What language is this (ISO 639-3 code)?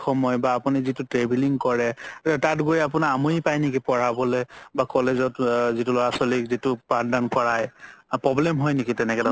asm